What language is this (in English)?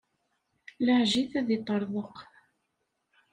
Kabyle